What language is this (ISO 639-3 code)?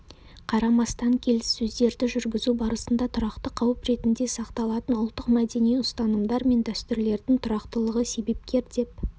kaz